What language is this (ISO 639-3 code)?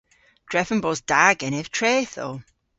cor